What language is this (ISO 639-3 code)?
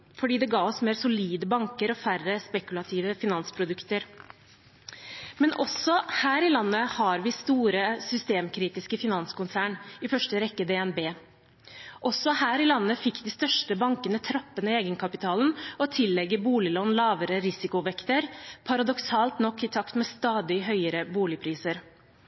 nob